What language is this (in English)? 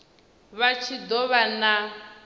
Venda